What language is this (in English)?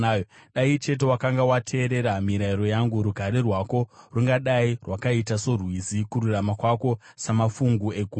Shona